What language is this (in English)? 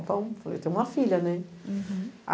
Portuguese